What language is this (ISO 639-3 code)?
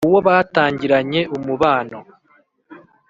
kin